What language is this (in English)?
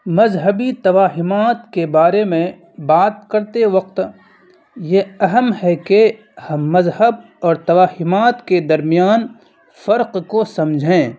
Urdu